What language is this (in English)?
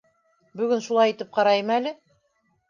Bashkir